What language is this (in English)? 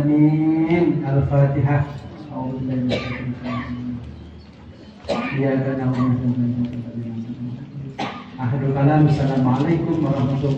Indonesian